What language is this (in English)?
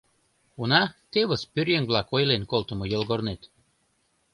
Mari